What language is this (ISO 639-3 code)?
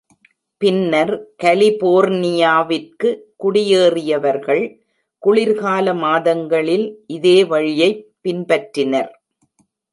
tam